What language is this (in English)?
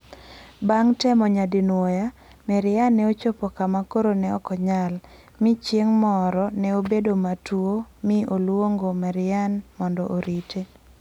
Luo (Kenya and Tanzania)